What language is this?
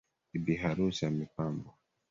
Swahili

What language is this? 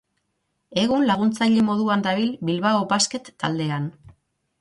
Basque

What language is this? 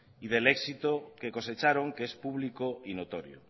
Spanish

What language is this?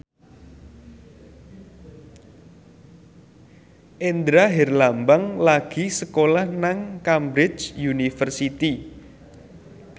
Javanese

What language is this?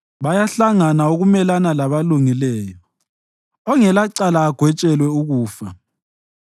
North Ndebele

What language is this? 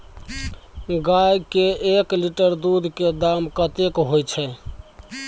Maithili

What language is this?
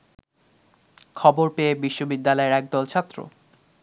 Bangla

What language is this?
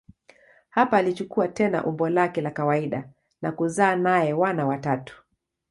Swahili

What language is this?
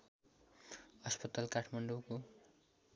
Nepali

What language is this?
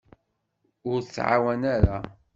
Kabyle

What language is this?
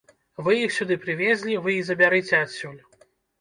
Belarusian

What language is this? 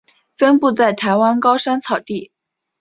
Chinese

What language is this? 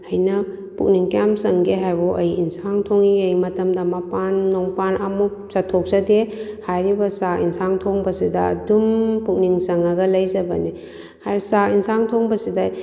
Manipuri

